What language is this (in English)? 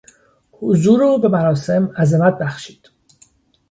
Persian